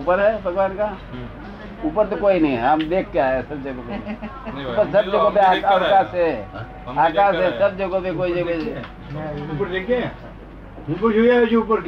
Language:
Gujarati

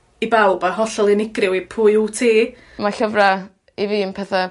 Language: Welsh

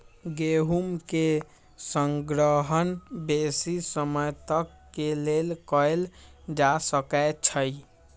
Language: Magahi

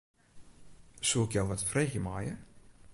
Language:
Western Frisian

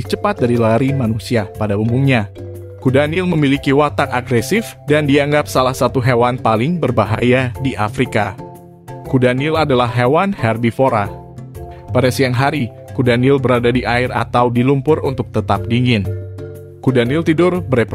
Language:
Indonesian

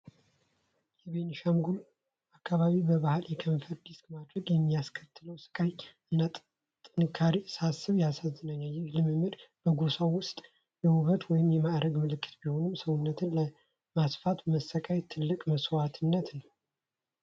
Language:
Amharic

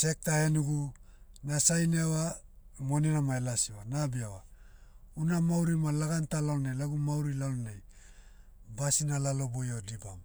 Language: Motu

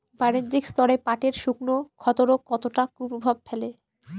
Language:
Bangla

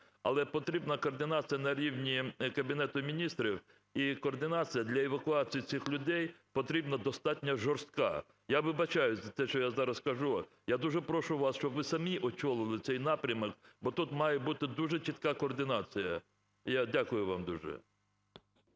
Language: Ukrainian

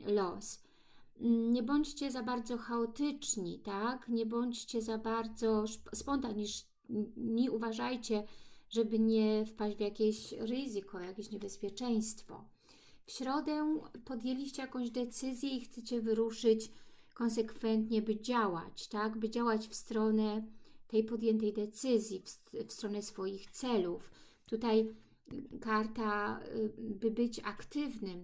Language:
Polish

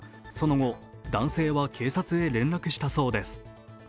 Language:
Japanese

